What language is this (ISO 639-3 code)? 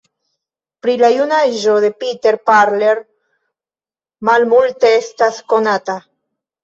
epo